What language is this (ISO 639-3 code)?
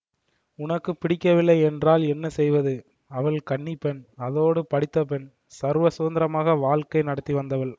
tam